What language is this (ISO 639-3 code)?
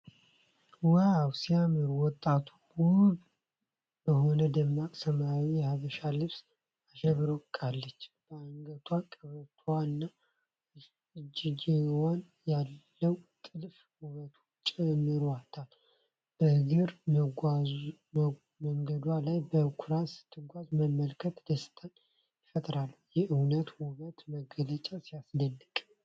amh